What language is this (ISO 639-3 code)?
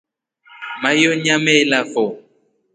rof